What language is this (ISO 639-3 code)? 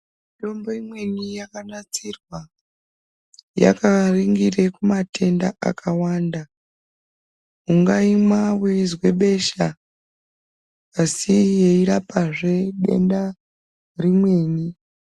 ndc